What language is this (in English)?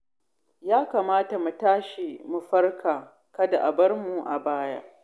Hausa